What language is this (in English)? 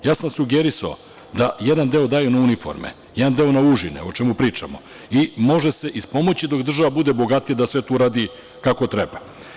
Serbian